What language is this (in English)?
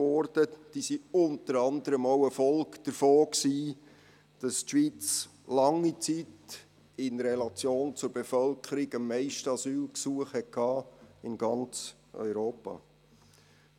Swiss German